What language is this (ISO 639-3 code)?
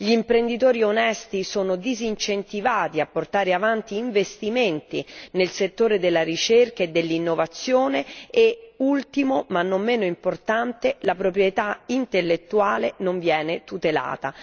ita